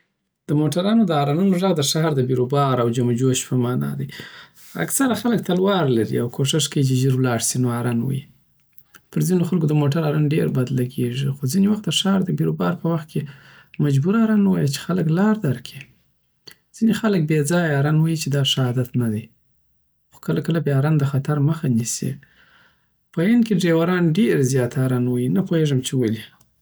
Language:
Southern Pashto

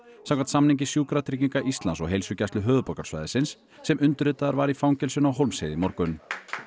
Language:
Icelandic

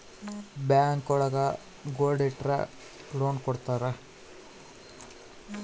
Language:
Kannada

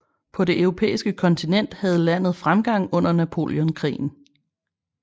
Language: Danish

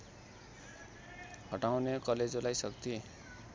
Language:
Nepali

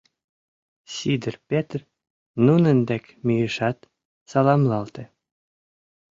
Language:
Mari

